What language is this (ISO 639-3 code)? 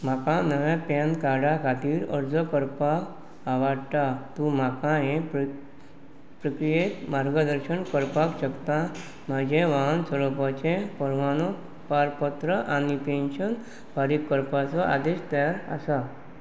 kok